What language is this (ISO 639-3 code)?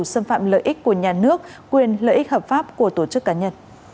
vie